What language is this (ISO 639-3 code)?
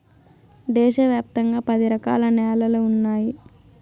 tel